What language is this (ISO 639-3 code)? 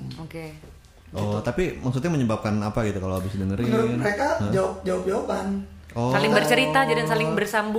ind